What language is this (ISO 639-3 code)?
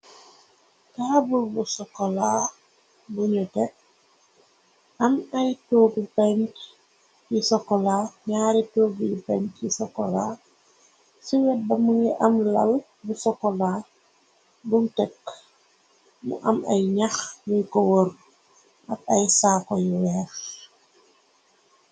wol